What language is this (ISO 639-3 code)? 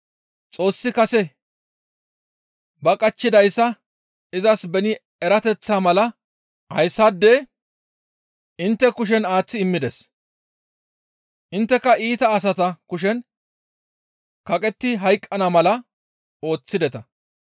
gmv